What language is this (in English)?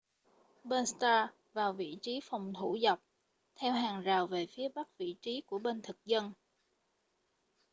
Vietnamese